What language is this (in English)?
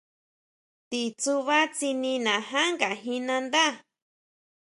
Huautla Mazatec